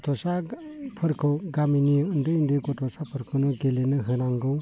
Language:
Bodo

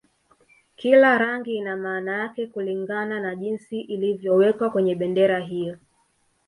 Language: Swahili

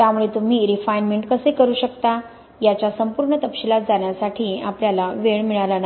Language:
Marathi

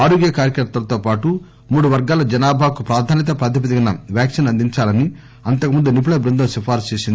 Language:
Telugu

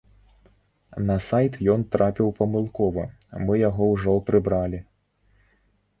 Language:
Belarusian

